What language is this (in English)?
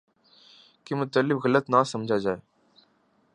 Urdu